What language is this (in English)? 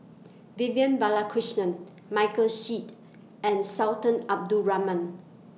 English